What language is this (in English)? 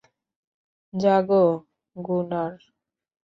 Bangla